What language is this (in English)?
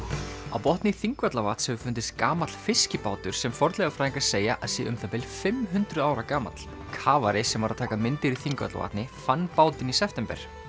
Icelandic